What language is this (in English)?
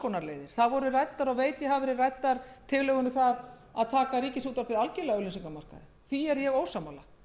Icelandic